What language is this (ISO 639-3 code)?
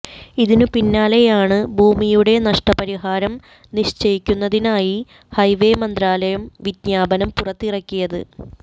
mal